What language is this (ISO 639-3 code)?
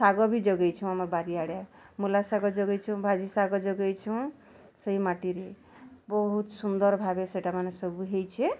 ori